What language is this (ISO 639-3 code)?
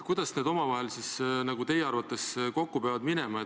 est